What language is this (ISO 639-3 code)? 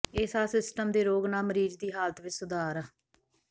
pan